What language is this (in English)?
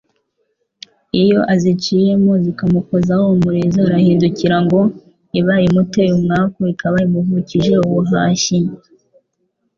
Kinyarwanda